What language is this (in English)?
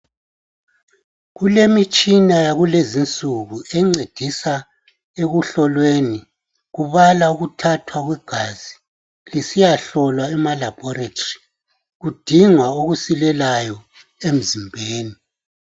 North Ndebele